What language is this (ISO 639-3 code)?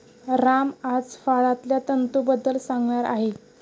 mar